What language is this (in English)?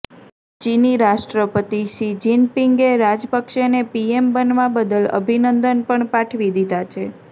Gujarati